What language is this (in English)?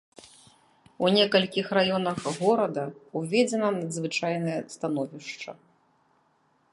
Belarusian